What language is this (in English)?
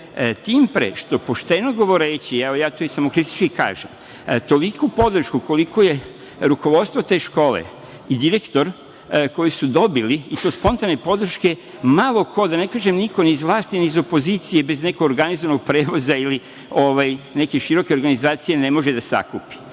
Serbian